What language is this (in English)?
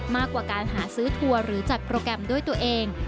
Thai